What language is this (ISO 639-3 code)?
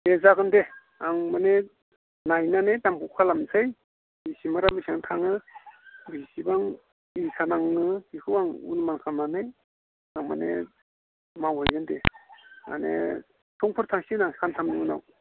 brx